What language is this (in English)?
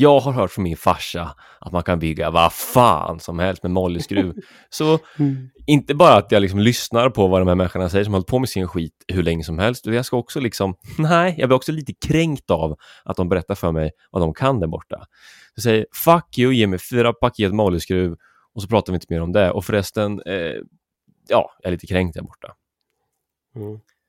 Swedish